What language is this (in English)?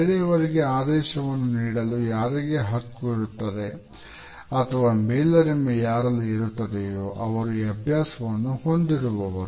Kannada